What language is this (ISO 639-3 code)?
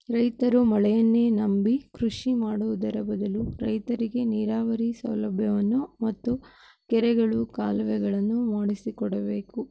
kan